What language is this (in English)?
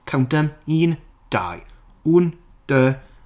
Welsh